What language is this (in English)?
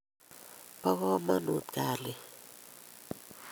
Kalenjin